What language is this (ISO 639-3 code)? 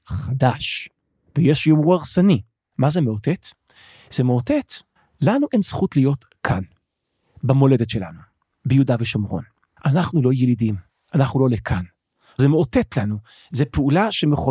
heb